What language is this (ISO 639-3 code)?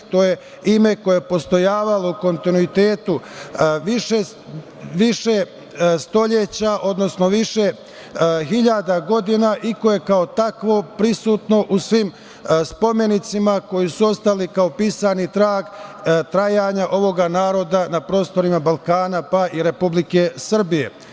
srp